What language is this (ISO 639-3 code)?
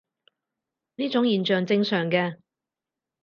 yue